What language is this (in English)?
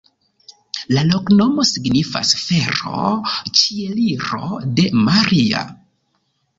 Esperanto